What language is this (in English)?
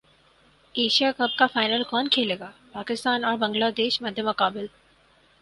Urdu